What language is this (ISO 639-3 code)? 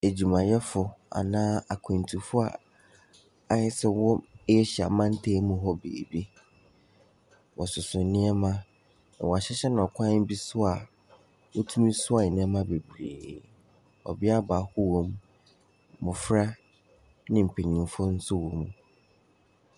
aka